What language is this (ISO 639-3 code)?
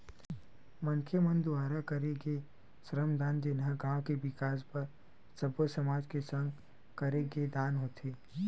hne